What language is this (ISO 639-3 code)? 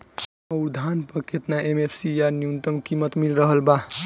bho